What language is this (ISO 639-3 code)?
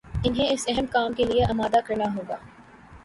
urd